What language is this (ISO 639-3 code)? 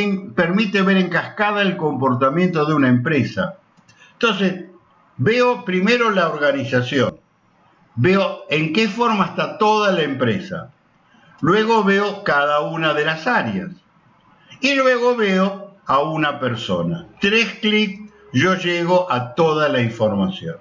spa